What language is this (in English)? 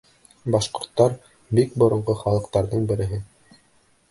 Bashkir